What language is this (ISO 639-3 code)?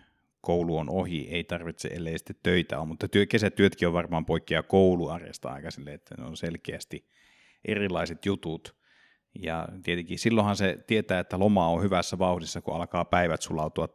fin